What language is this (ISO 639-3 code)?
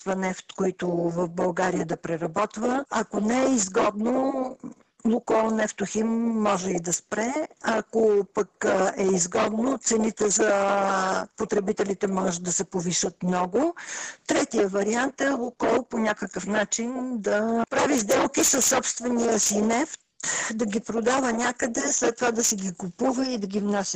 bul